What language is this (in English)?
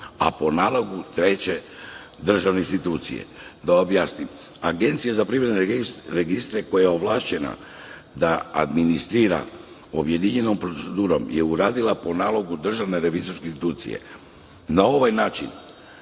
Serbian